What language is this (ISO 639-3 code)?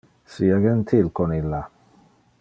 ina